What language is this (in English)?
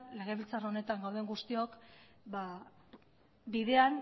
Basque